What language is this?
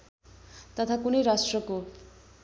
Nepali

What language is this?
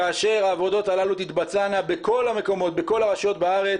Hebrew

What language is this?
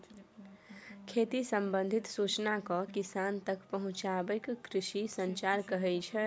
Maithili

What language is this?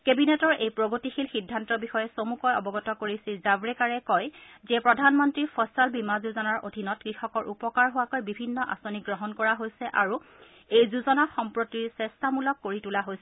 Assamese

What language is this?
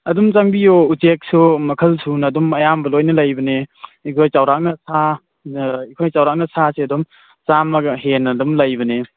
Manipuri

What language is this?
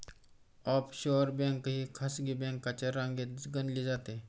Marathi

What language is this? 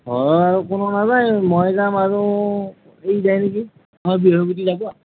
Assamese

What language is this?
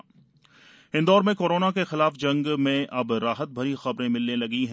Hindi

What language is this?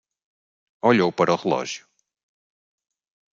Portuguese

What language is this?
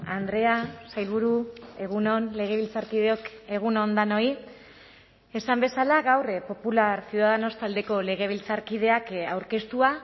Basque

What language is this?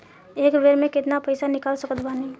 Bhojpuri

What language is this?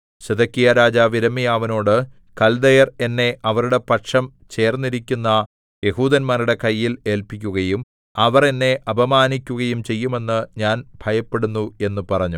Malayalam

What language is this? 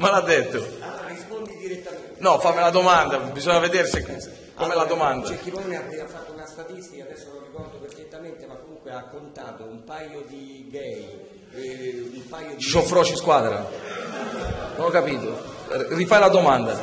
Italian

